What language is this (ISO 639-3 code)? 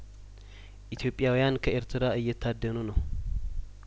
amh